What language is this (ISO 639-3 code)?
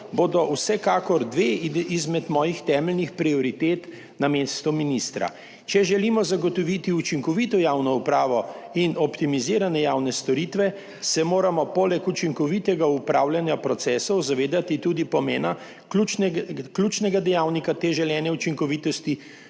slv